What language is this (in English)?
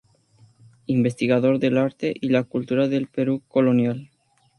Spanish